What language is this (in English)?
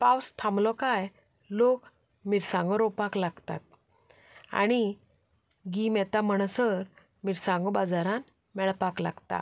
Konkani